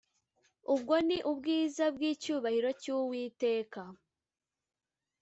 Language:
Kinyarwanda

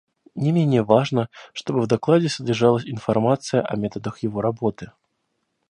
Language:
Russian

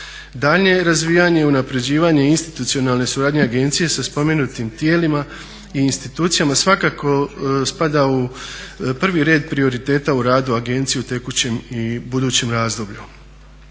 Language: Croatian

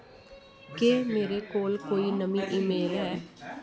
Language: Dogri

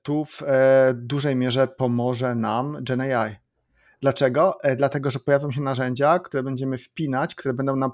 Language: Polish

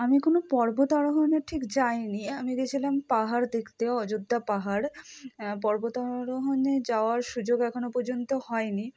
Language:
Bangla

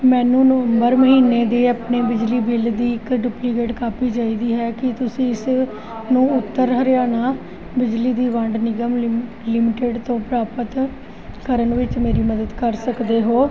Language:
Punjabi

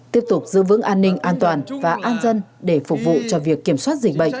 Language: Vietnamese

